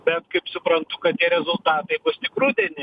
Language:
Lithuanian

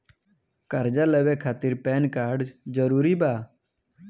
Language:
Bhojpuri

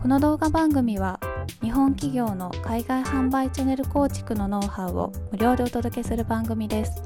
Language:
Japanese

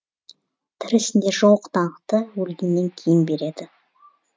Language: Kazakh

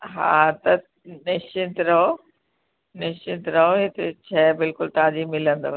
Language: Sindhi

